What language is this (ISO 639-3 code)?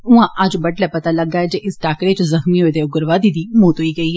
doi